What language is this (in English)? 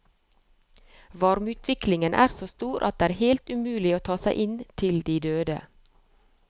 Norwegian